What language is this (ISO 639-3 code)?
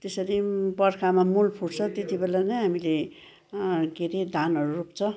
nep